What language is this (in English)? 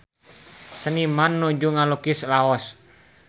Sundanese